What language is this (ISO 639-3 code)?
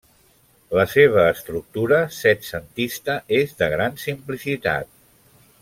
cat